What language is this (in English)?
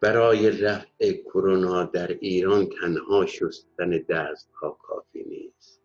Persian